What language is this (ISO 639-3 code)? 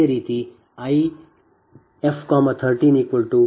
kan